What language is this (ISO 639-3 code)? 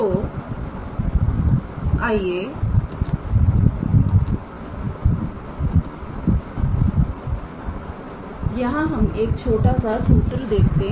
hin